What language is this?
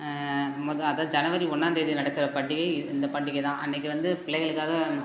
Tamil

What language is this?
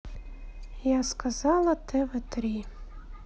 Russian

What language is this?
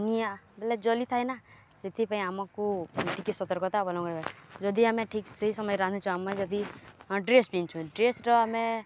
Odia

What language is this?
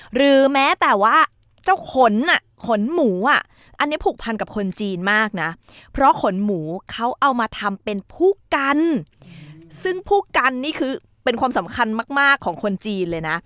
Thai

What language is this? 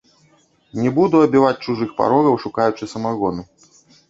Belarusian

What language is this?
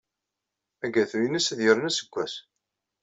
Kabyle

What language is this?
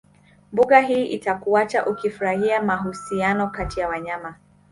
Swahili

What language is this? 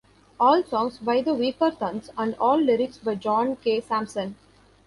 English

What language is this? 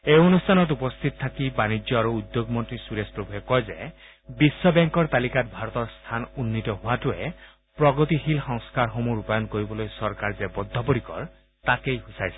Assamese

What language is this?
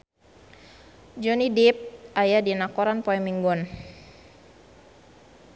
Sundanese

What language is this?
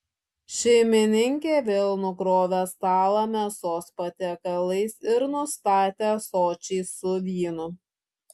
Lithuanian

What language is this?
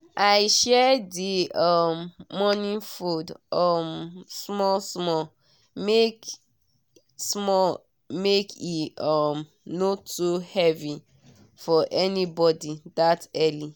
Nigerian Pidgin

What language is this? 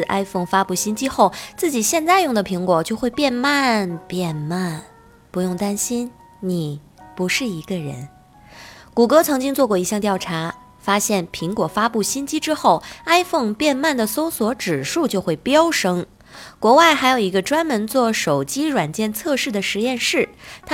Chinese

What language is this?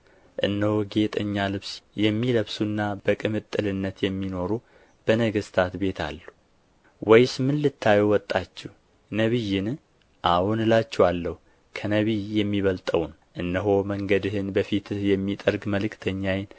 Amharic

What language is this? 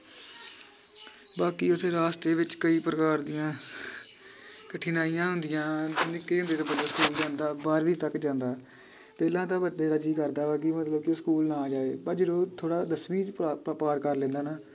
Punjabi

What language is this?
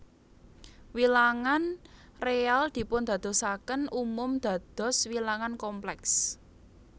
Javanese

